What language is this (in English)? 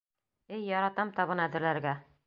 Bashkir